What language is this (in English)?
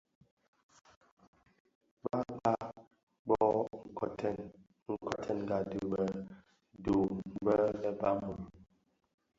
Bafia